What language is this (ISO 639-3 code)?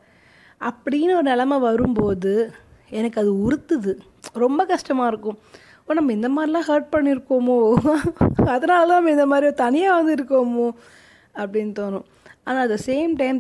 tam